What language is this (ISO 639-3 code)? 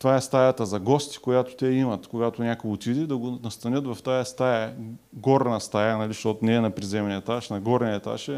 bul